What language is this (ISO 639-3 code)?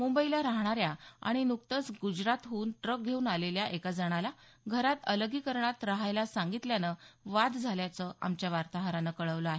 mar